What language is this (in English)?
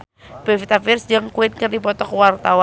Sundanese